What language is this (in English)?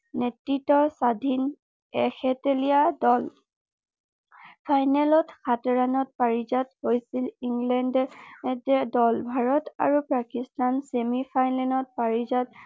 Assamese